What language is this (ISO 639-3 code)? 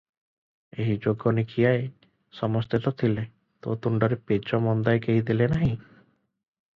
ori